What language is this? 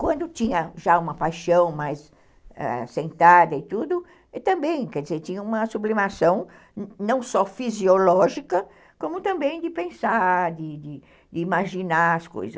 Portuguese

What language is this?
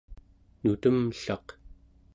Central Yupik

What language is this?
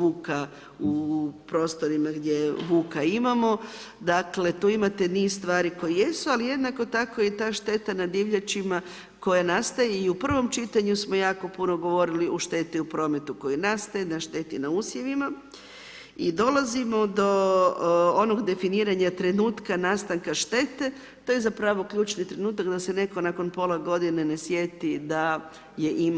Croatian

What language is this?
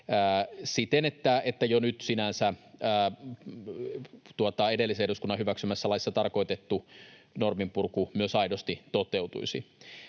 Finnish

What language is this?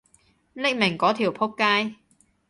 Cantonese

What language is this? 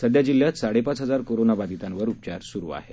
Marathi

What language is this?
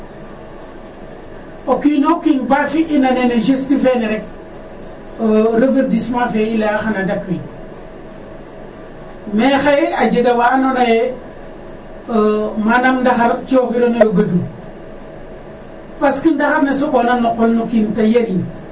Serer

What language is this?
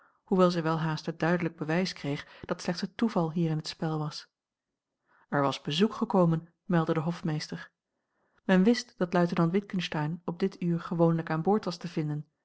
Dutch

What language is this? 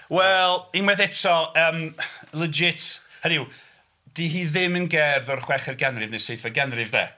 Welsh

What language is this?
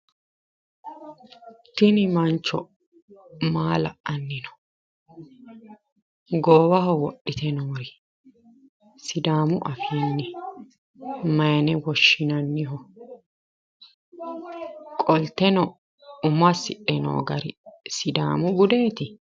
Sidamo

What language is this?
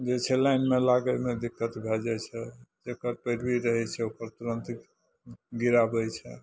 Maithili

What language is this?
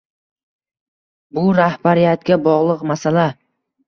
Uzbek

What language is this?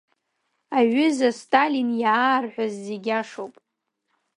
Abkhazian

